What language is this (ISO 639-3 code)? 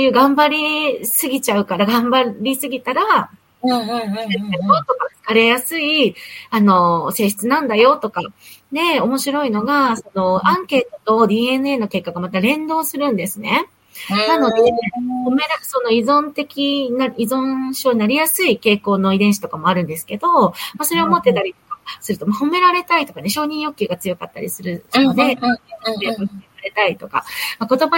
jpn